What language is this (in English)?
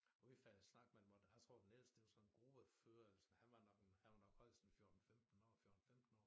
Danish